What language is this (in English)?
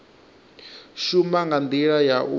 Venda